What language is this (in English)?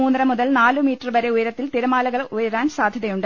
Malayalam